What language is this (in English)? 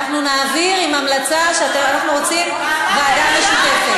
Hebrew